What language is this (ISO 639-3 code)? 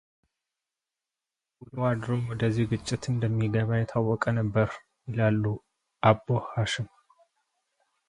amh